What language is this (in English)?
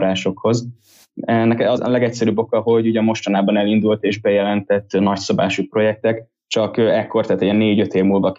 Hungarian